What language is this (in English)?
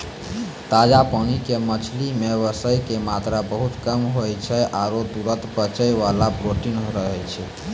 Maithili